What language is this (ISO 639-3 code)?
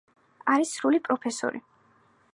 kat